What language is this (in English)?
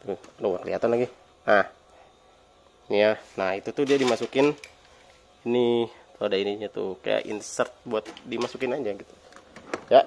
Indonesian